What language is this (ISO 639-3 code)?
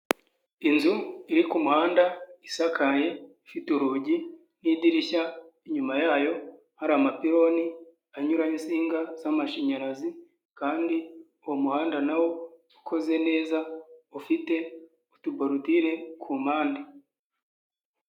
kin